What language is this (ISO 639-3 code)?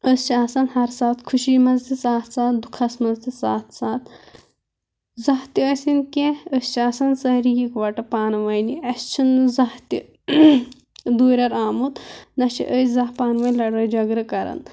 kas